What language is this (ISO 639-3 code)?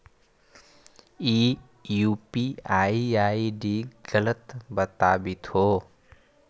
mag